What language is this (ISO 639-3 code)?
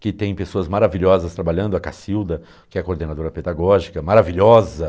por